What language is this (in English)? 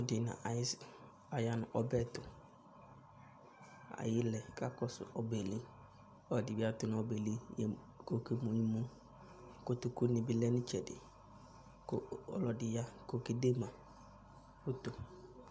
Ikposo